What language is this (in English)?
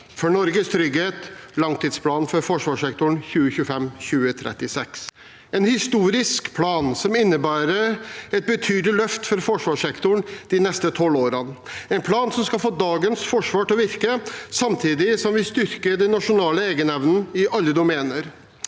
Norwegian